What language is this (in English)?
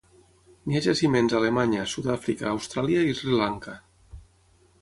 Catalan